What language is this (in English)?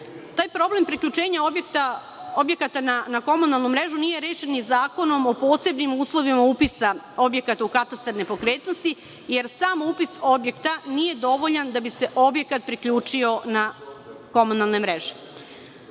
Serbian